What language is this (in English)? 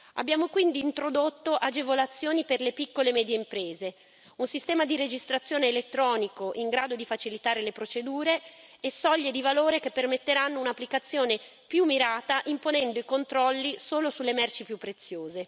Italian